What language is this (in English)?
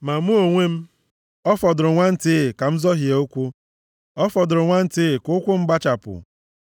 Igbo